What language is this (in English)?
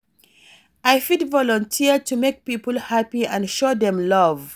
Nigerian Pidgin